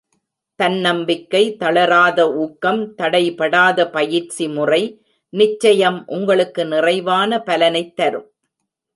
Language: Tamil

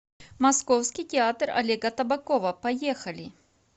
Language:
Russian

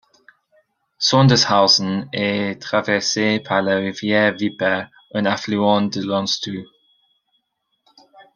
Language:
French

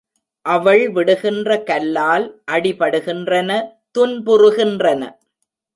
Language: Tamil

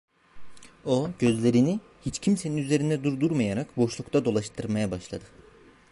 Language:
Turkish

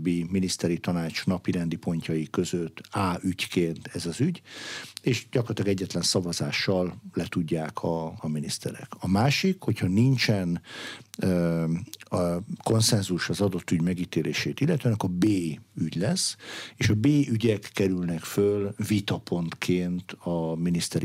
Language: Hungarian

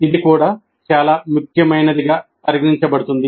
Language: Telugu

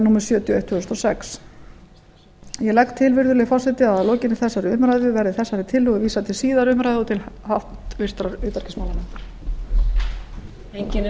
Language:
Icelandic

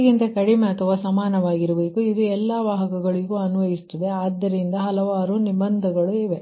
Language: Kannada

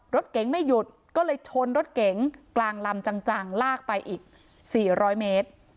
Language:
Thai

